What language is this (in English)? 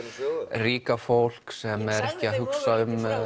Icelandic